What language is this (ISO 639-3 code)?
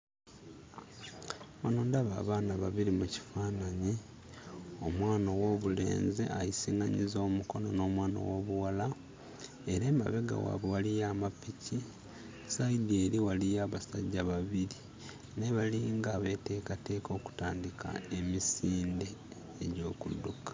lug